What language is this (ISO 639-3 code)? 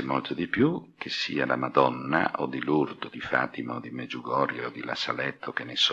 ita